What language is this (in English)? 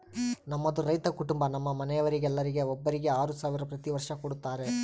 Kannada